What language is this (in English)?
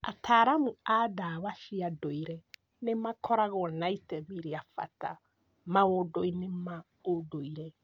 Kikuyu